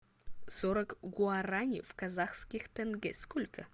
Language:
Russian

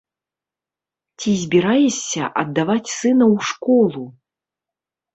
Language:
Belarusian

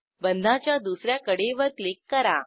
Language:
Marathi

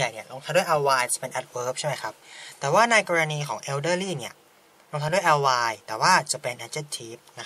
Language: Thai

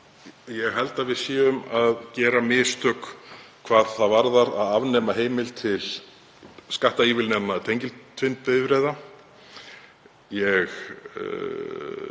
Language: Icelandic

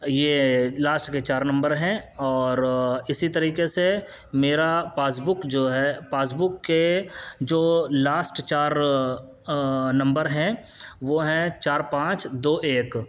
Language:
Urdu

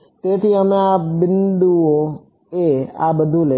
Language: Gujarati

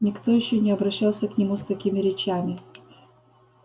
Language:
Russian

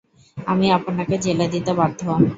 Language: Bangla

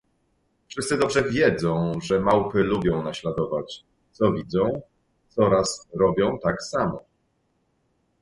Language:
Polish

